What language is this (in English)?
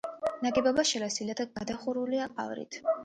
Georgian